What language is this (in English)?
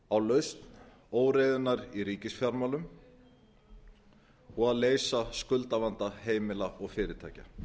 Icelandic